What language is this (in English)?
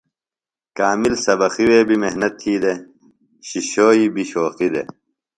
Phalura